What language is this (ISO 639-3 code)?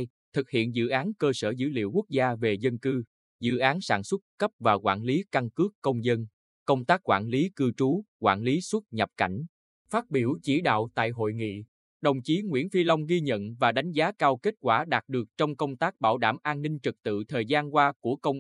vie